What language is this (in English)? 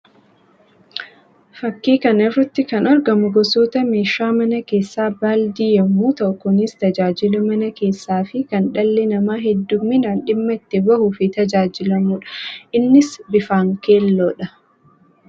Oromo